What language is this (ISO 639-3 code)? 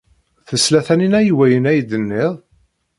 kab